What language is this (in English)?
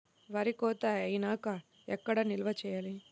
Telugu